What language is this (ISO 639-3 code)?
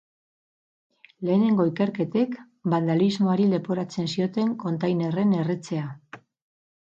eus